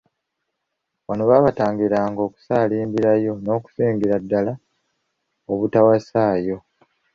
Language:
Ganda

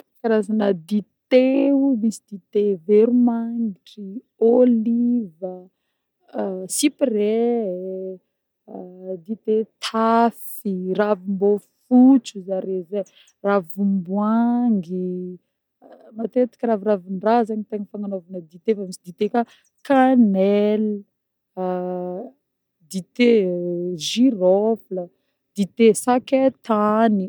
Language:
Northern Betsimisaraka Malagasy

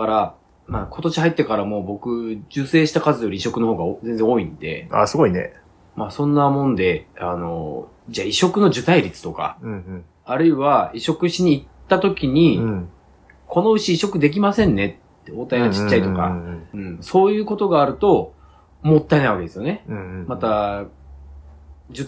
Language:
Japanese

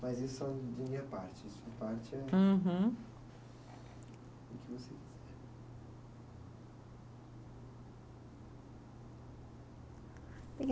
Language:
Portuguese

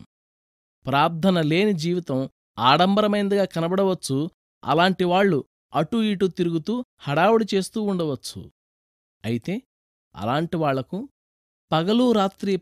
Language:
Telugu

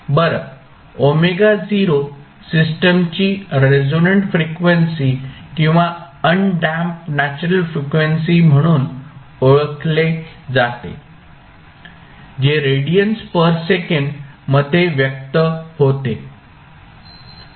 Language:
Marathi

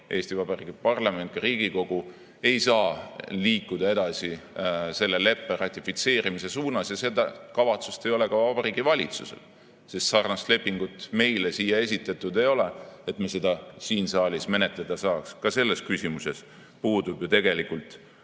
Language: Estonian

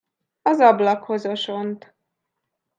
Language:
Hungarian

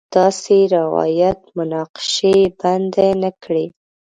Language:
Pashto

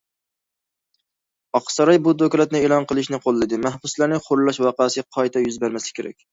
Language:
Uyghur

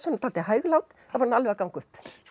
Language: Icelandic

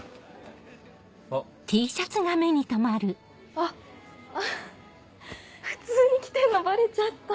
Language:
Japanese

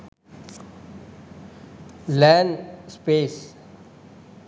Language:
Sinhala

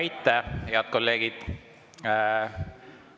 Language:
Estonian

